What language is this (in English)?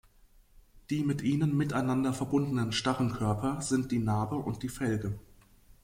German